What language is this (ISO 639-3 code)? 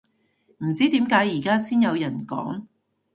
yue